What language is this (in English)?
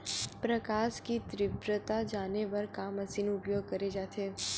Chhattisgarhi